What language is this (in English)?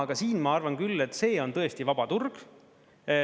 Estonian